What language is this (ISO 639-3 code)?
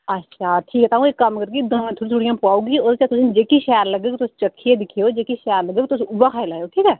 doi